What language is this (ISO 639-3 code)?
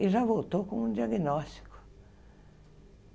por